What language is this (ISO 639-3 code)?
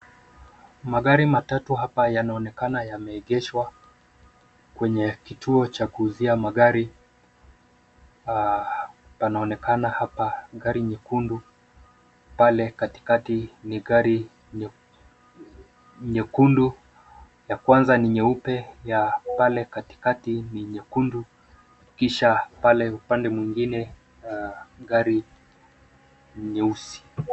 swa